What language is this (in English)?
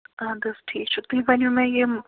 Kashmiri